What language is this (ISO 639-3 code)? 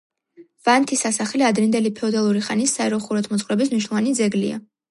kat